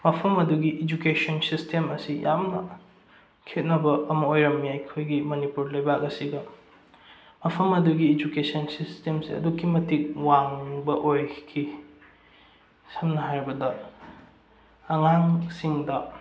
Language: Manipuri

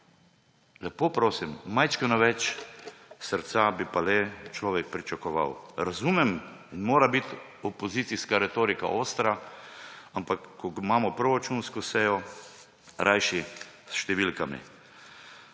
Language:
Slovenian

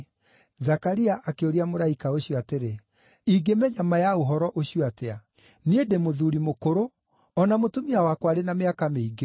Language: Kikuyu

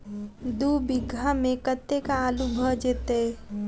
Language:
Maithili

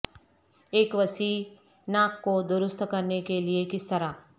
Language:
Urdu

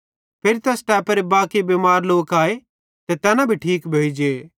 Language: Bhadrawahi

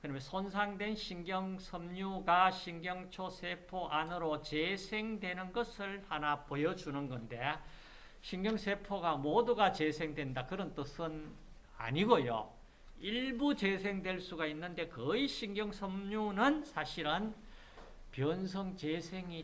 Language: Korean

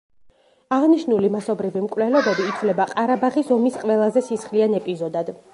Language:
Georgian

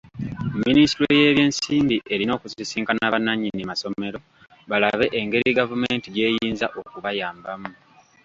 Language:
Ganda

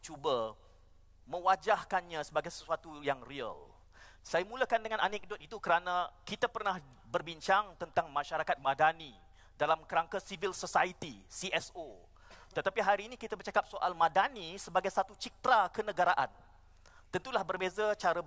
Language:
Malay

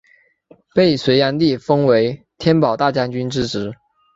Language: Chinese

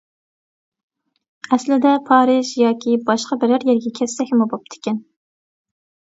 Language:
Uyghur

